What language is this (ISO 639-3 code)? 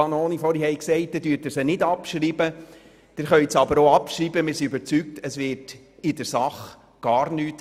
gsw